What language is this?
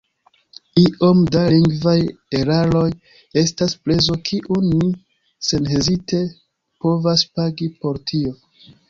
Esperanto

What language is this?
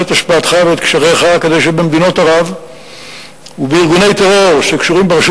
Hebrew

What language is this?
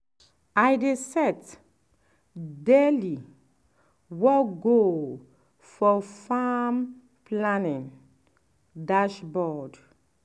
Nigerian Pidgin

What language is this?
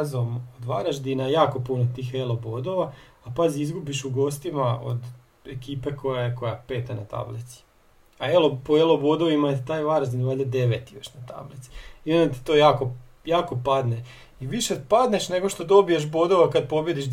Croatian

